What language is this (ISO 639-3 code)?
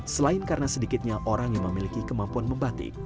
ind